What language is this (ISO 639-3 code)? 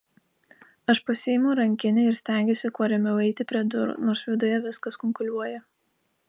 lit